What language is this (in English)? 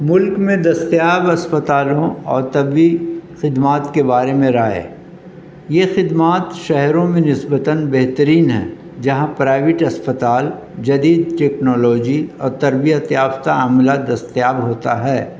Urdu